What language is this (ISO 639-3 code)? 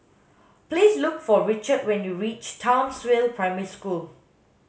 eng